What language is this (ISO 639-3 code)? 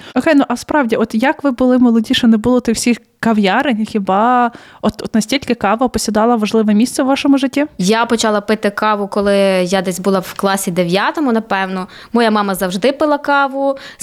ukr